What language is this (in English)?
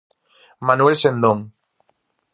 Galician